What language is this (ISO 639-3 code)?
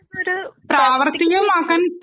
mal